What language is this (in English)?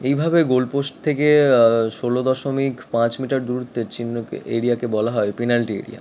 Bangla